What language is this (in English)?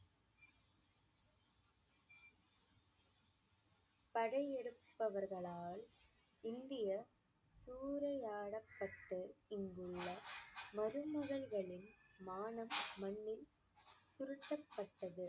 Tamil